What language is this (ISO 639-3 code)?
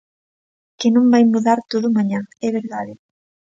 glg